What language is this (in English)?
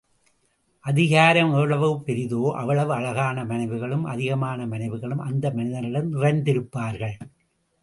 Tamil